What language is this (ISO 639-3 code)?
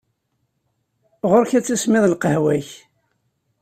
kab